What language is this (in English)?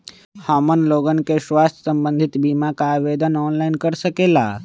Magahi